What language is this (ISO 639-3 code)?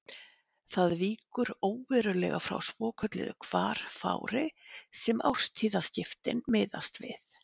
isl